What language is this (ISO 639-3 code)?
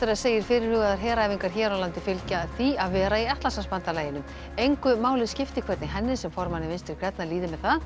isl